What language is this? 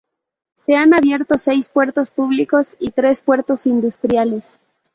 Spanish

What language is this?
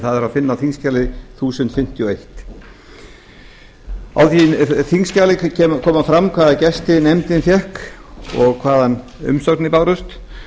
Icelandic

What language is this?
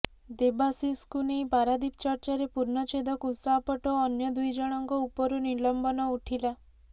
Odia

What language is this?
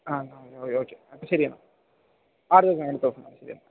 Malayalam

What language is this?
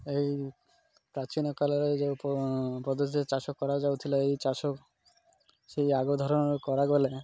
Odia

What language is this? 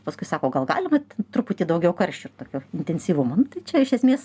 Lithuanian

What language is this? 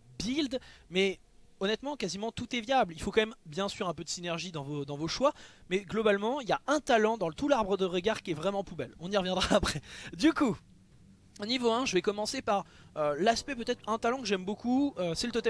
French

